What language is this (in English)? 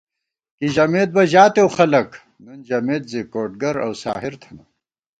Gawar-Bati